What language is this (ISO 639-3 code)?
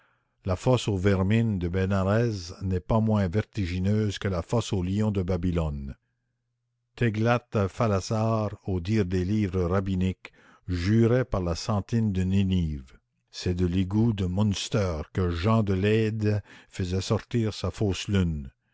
fra